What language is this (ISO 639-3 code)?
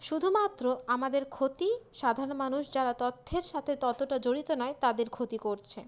ben